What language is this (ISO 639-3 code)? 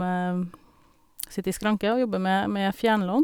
nor